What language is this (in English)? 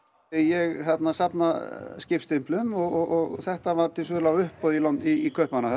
Icelandic